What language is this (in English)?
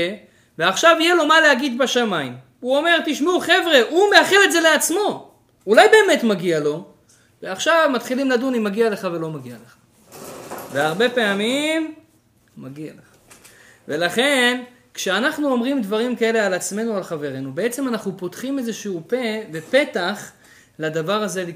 Hebrew